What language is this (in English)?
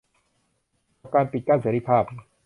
Thai